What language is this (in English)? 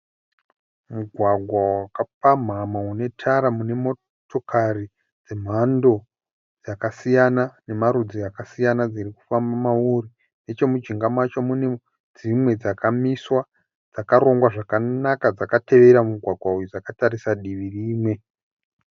Shona